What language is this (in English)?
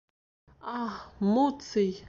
Bashkir